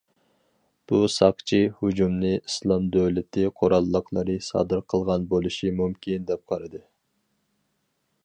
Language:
Uyghur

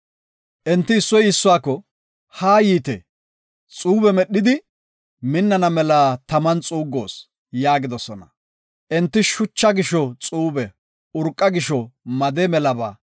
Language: Gofa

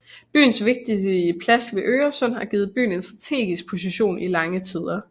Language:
Danish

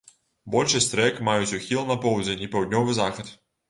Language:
Belarusian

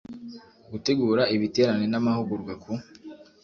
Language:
Kinyarwanda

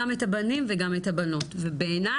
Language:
Hebrew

